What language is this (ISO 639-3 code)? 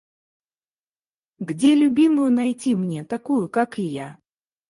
rus